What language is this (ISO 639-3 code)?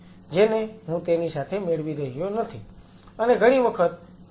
guj